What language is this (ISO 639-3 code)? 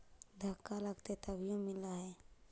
mag